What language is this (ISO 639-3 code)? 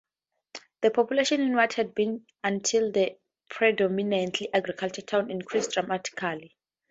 eng